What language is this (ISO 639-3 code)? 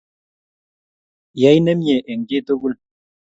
kln